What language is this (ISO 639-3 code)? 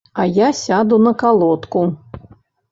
bel